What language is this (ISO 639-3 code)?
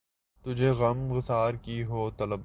urd